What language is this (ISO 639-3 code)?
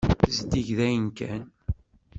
kab